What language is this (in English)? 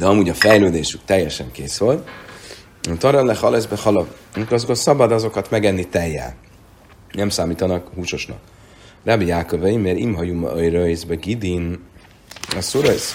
Hungarian